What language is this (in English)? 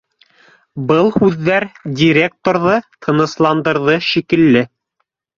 Bashkir